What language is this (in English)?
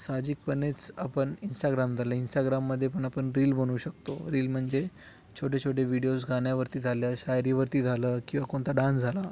Marathi